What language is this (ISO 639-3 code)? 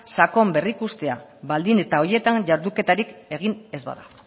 eus